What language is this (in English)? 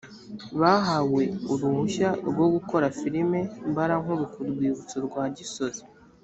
Kinyarwanda